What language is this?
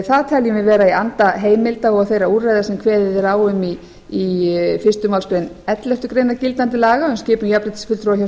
Icelandic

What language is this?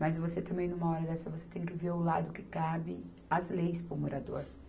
Portuguese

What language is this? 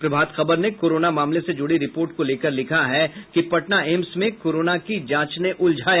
Hindi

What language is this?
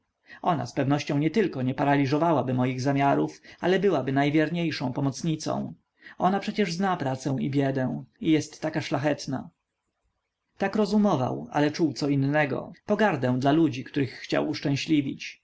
Polish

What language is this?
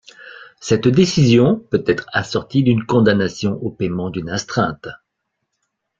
French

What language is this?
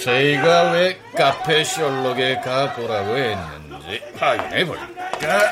Korean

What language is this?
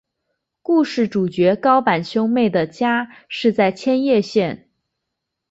Chinese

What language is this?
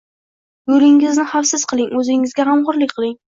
Uzbek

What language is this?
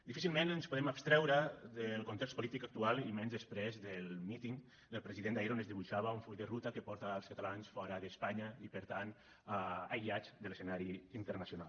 Catalan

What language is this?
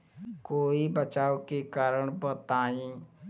Bhojpuri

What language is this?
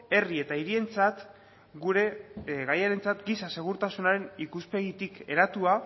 Basque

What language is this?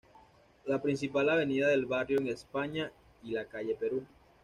Spanish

